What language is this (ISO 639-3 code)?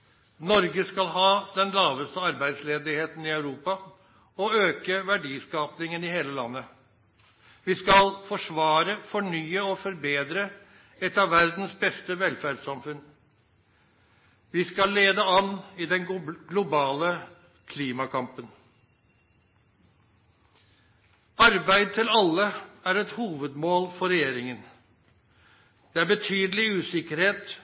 nno